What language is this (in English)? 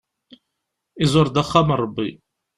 Kabyle